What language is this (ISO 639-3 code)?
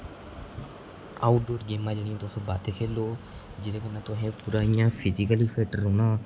doi